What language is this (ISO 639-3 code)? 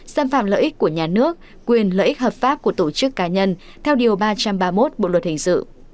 vie